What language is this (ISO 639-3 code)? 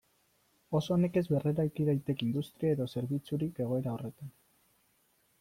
eus